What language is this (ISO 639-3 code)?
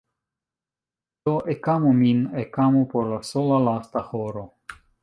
epo